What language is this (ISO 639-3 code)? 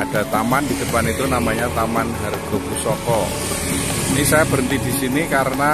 ind